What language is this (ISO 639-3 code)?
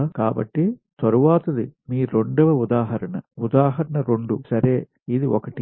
tel